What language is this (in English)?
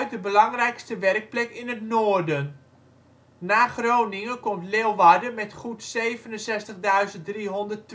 Dutch